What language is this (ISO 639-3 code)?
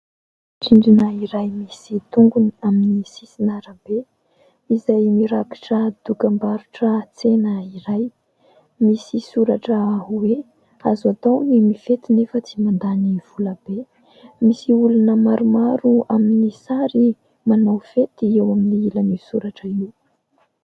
mlg